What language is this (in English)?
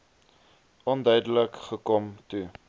Afrikaans